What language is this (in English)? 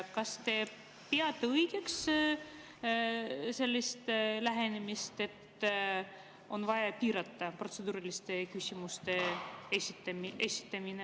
Estonian